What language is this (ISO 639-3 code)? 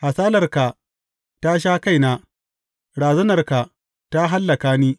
hau